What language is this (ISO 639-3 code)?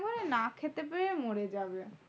ben